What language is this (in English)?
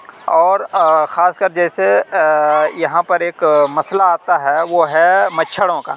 Urdu